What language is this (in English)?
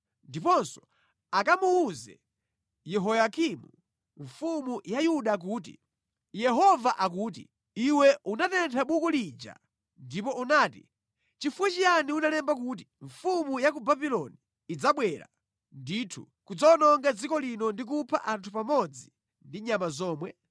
Nyanja